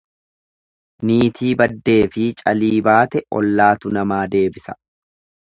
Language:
Oromo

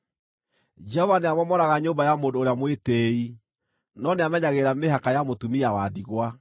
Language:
Kikuyu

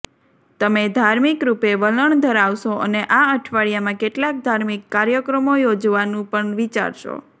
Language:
Gujarati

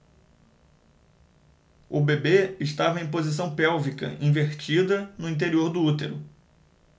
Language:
Portuguese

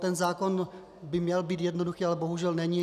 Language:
Czech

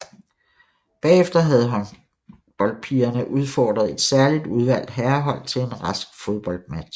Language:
Danish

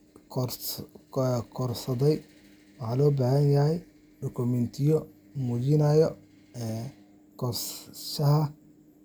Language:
Somali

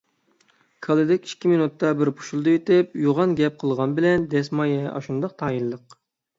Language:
Uyghur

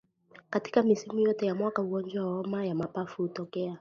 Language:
Swahili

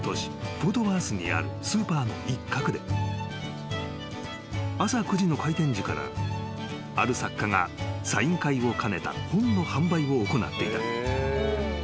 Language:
Japanese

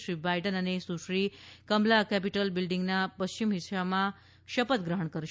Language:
Gujarati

